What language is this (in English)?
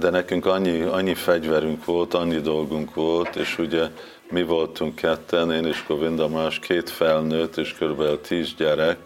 Hungarian